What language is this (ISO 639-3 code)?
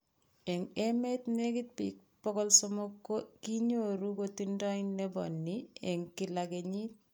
kln